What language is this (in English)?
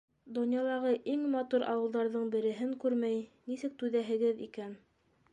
Bashkir